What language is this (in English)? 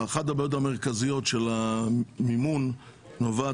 Hebrew